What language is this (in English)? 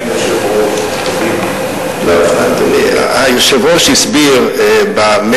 Hebrew